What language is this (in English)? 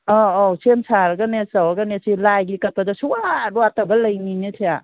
Manipuri